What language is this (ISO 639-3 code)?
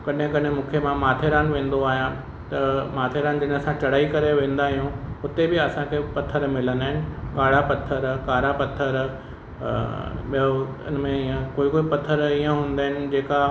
snd